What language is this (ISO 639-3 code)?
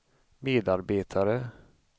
swe